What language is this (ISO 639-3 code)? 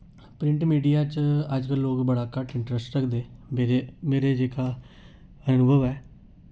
doi